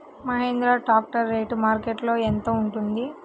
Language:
Telugu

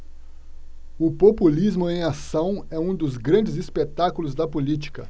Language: Portuguese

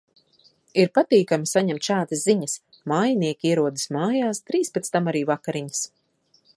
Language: Latvian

